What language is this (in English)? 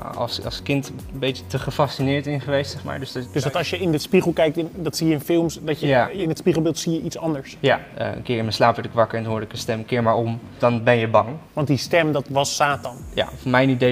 Dutch